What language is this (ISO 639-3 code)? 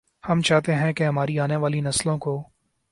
urd